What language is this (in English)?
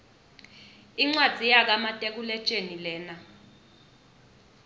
Swati